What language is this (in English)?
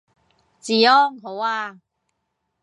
Cantonese